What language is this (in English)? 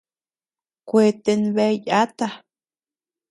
Tepeuxila Cuicatec